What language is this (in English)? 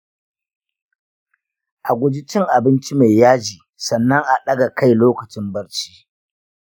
Hausa